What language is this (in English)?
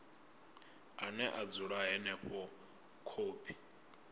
Venda